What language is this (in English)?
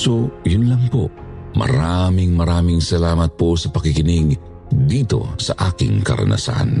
Filipino